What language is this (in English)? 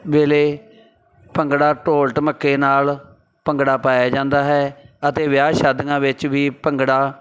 Punjabi